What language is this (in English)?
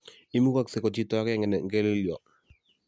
Kalenjin